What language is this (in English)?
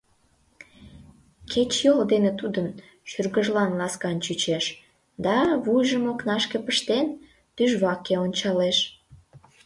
Mari